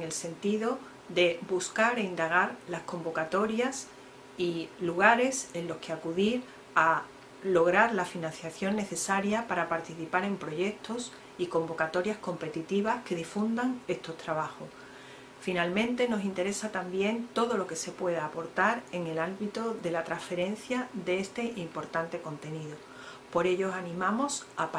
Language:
Spanish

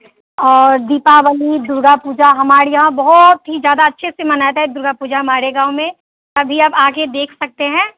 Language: Hindi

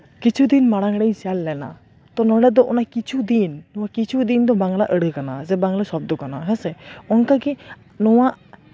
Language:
Santali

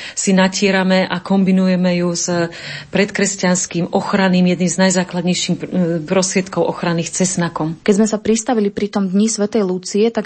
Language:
Slovak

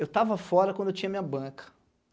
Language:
Portuguese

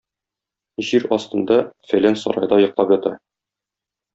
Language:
Tatar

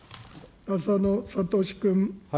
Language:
Japanese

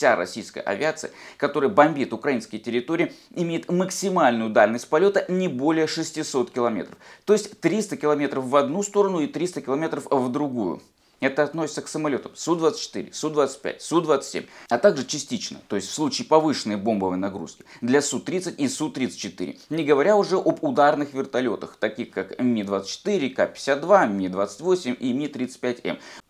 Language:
Russian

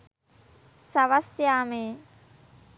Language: Sinhala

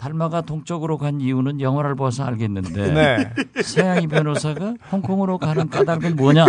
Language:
Korean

